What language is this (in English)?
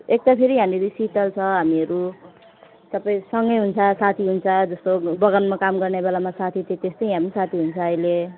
Nepali